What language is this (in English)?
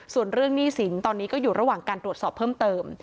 Thai